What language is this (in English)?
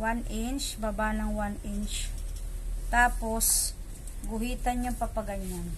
Filipino